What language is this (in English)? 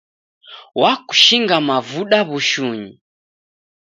Taita